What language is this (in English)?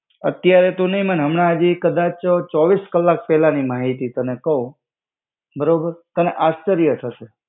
Gujarati